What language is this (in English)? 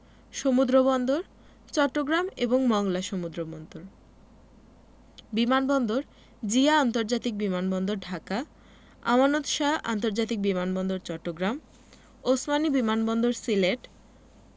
Bangla